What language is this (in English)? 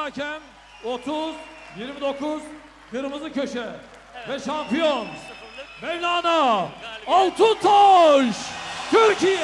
Turkish